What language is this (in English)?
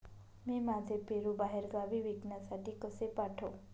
Marathi